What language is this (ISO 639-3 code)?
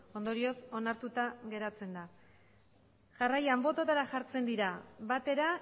eus